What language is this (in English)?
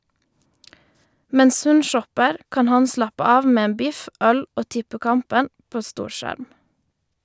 Norwegian